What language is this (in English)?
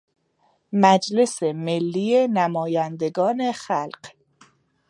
Persian